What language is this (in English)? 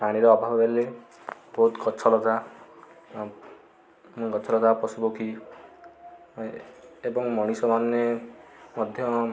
Odia